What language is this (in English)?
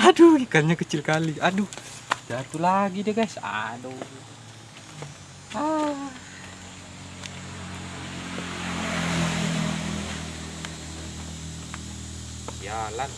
Indonesian